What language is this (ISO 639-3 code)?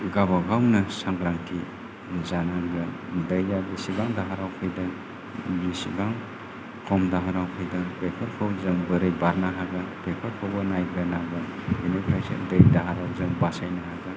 brx